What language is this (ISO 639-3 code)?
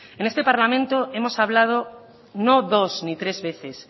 spa